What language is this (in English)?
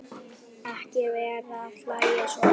Icelandic